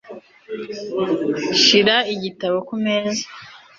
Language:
Kinyarwanda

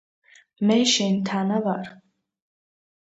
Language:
Georgian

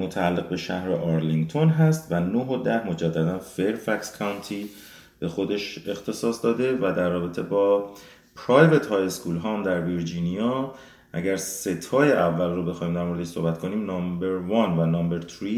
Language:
Persian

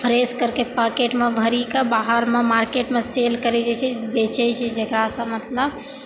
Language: Maithili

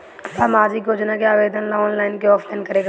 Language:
Bhojpuri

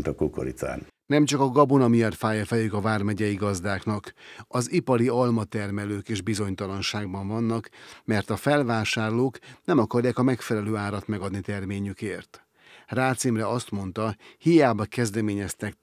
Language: Hungarian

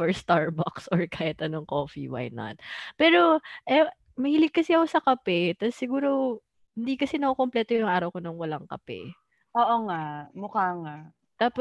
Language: Filipino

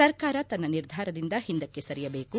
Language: Kannada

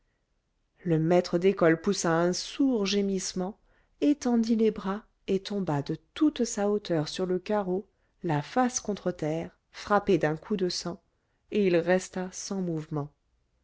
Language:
French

